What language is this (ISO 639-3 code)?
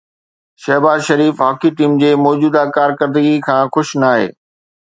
snd